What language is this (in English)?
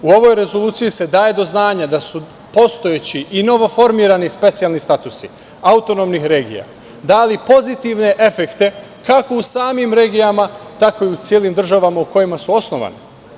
Serbian